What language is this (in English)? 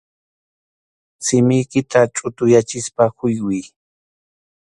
Arequipa-La Unión Quechua